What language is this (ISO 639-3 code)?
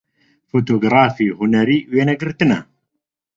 ckb